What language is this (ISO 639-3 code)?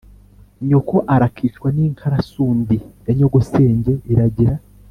kin